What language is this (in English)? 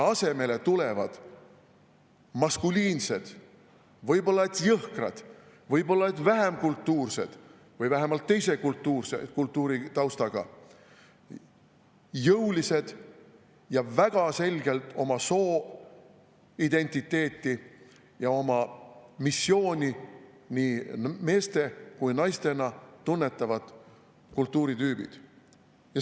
Estonian